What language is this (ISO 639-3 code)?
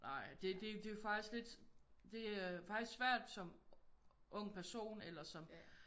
dan